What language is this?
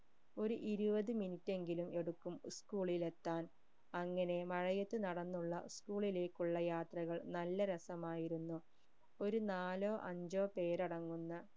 Malayalam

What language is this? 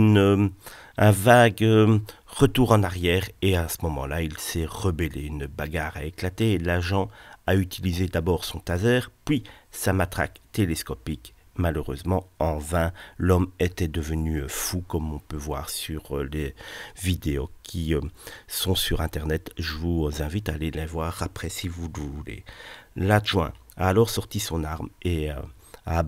French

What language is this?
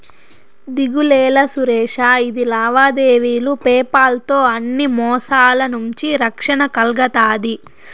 Telugu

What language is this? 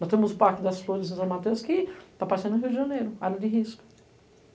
Portuguese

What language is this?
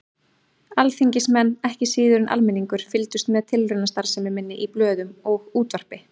Icelandic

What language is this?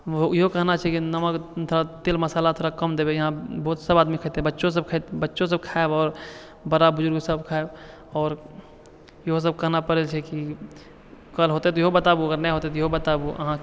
Maithili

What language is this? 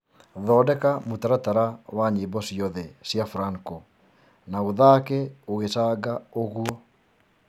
Kikuyu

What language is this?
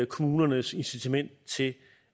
Danish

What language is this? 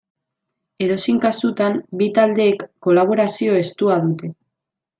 Basque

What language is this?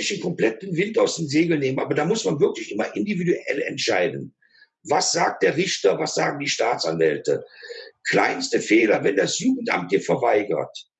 German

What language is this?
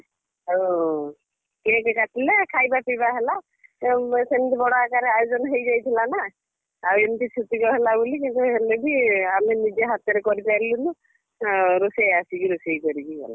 Odia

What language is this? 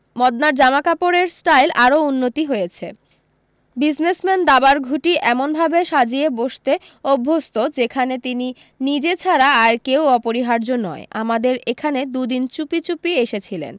Bangla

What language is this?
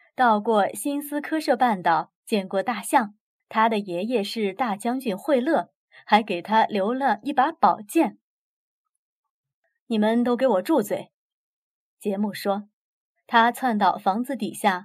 Chinese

